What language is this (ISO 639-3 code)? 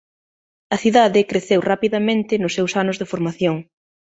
glg